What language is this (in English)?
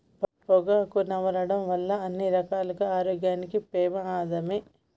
Telugu